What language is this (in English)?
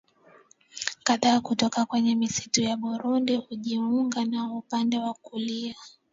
Swahili